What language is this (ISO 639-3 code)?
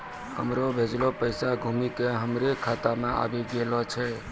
mai